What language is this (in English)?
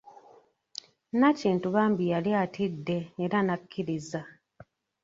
Ganda